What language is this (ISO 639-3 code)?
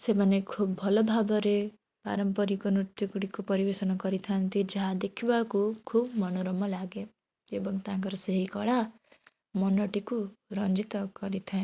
ori